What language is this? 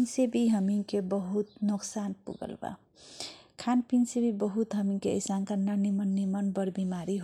Kochila Tharu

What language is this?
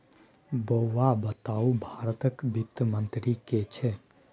Maithili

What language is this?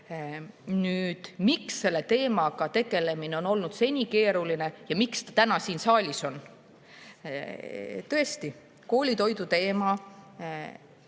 Estonian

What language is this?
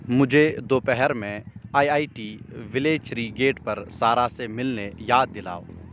Urdu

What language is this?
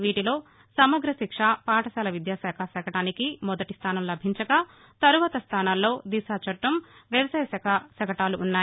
Telugu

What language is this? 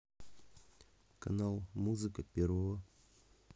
Russian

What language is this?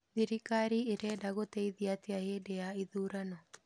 Kikuyu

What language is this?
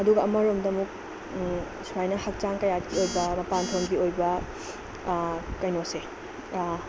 Manipuri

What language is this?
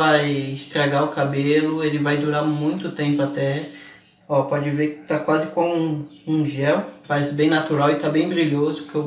Portuguese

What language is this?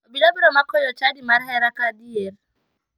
Luo (Kenya and Tanzania)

